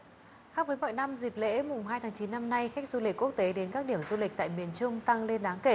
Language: Vietnamese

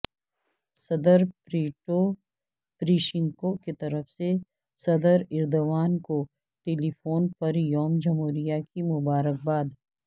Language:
Urdu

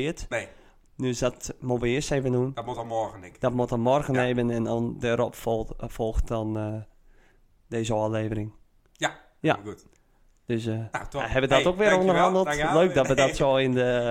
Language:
Dutch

